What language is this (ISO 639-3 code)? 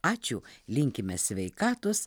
lit